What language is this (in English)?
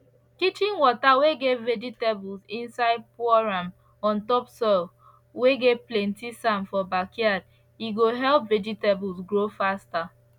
Nigerian Pidgin